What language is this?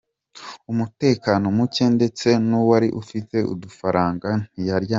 Kinyarwanda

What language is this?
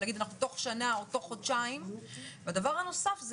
Hebrew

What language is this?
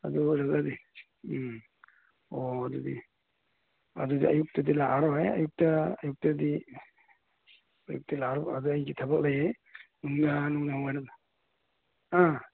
Manipuri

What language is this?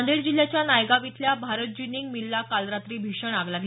Marathi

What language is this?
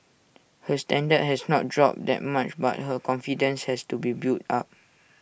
English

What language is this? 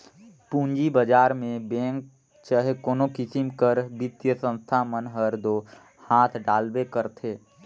Chhattisgarhi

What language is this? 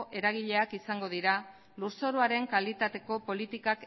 Basque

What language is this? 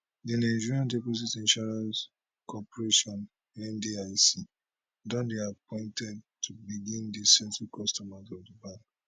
Nigerian Pidgin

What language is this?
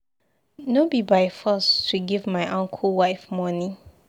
Nigerian Pidgin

